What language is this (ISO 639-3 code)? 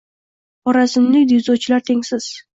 uzb